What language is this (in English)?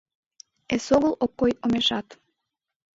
Mari